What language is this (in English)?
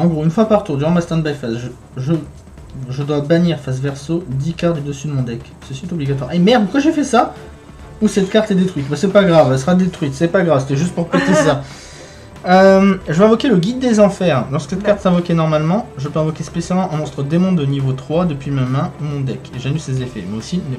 French